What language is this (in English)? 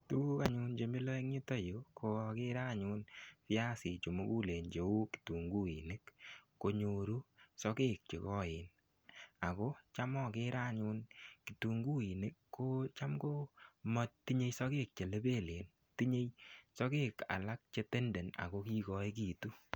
Kalenjin